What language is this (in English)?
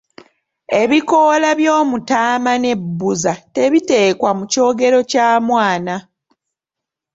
Ganda